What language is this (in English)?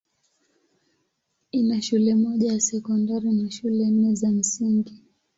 Swahili